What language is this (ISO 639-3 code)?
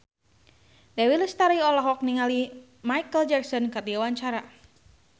sun